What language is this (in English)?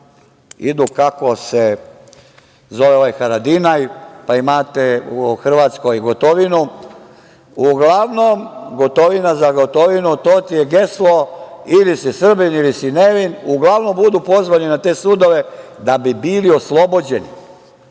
Serbian